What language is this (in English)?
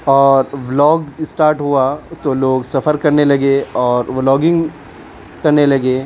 Urdu